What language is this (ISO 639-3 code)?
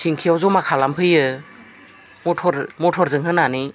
brx